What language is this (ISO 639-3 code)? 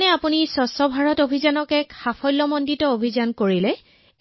asm